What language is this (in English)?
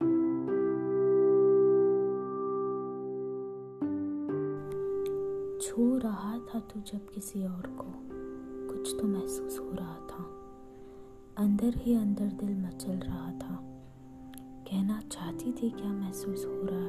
Hindi